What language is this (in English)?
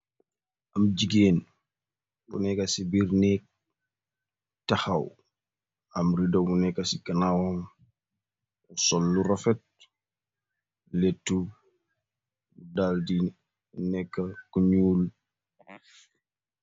Wolof